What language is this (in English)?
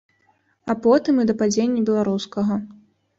Belarusian